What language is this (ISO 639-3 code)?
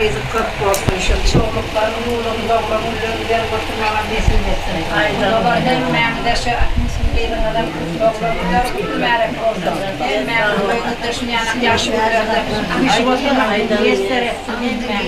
tur